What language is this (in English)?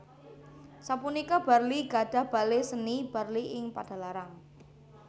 Javanese